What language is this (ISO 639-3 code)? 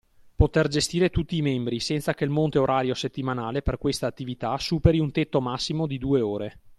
ita